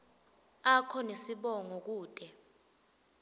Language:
Swati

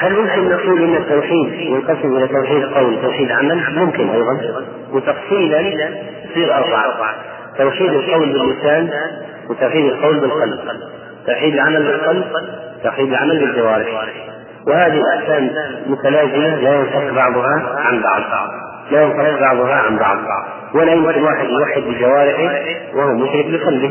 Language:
Arabic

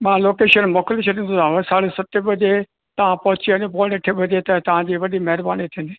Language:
Sindhi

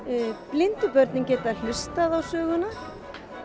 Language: Icelandic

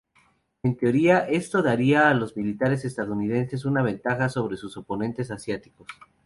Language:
Spanish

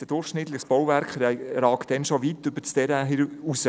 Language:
Swiss German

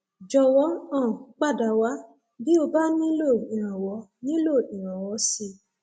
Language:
Yoruba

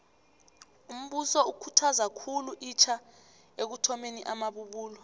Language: South Ndebele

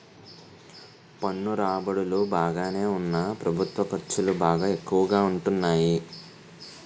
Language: Telugu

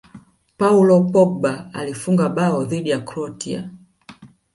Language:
Swahili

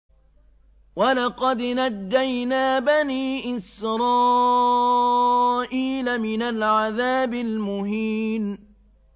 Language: Arabic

